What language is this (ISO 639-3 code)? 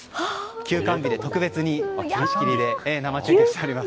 jpn